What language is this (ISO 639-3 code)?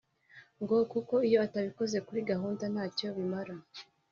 kin